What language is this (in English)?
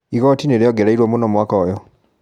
Kikuyu